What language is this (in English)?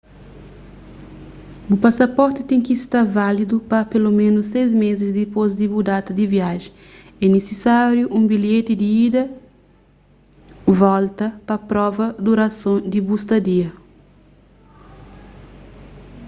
Kabuverdianu